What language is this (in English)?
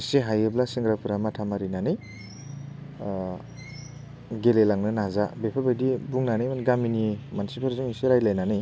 Bodo